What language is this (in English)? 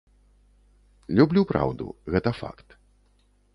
Belarusian